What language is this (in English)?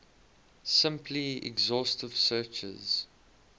English